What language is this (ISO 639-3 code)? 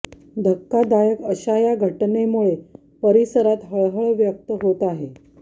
mar